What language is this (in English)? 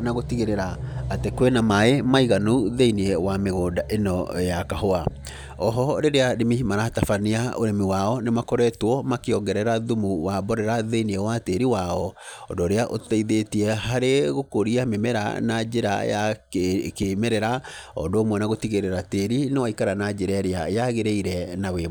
Kikuyu